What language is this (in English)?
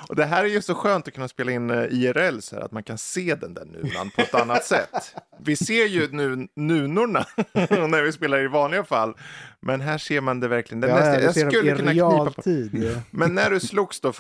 Swedish